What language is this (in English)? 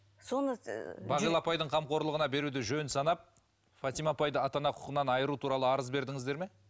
Kazakh